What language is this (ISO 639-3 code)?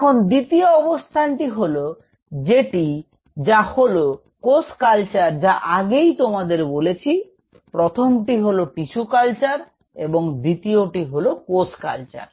ben